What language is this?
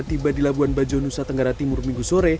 Indonesian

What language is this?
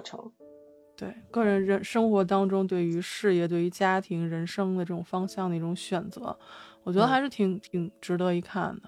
Chinese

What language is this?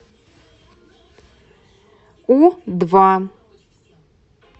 Russian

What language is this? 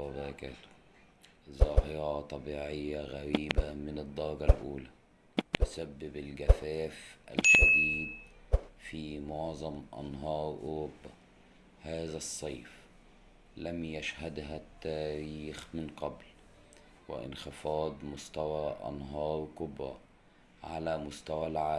Arabic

